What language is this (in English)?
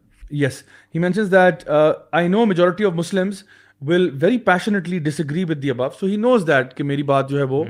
Urdu